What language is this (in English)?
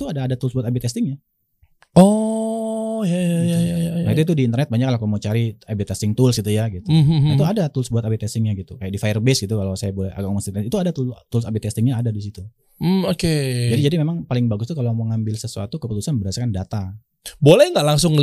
Indonesian